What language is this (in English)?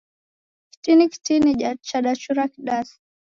Taita